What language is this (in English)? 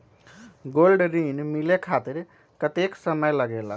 Magahi